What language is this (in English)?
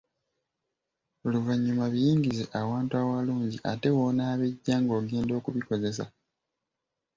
Ganda